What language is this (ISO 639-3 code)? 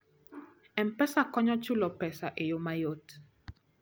luo